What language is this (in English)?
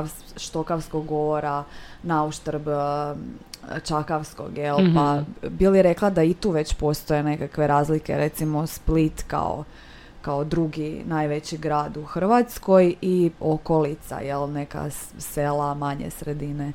Croatian